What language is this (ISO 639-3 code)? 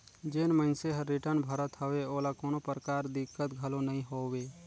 hne